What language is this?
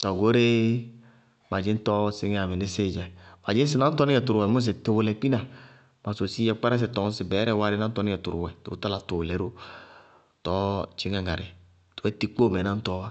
Bago-Kusuntu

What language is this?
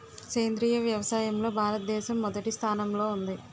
Telugu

